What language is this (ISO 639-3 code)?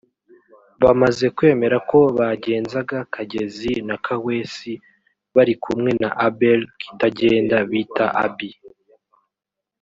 kin